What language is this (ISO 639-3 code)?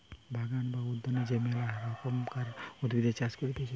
ben